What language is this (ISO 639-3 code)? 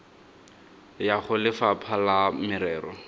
tsn